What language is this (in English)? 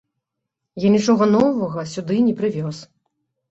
Belarusian